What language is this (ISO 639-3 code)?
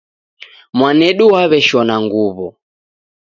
dav